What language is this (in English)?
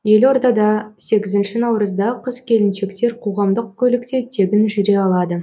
Kazakh